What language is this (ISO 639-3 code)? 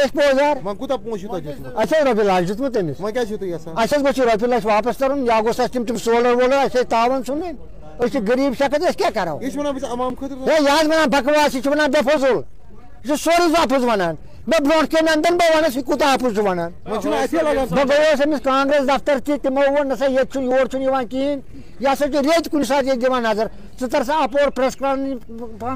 tur